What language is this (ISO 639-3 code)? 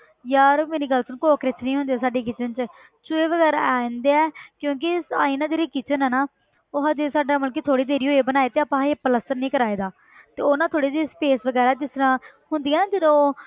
pan